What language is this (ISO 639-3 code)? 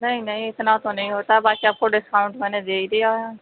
urd